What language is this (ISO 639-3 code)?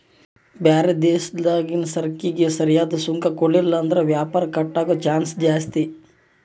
kan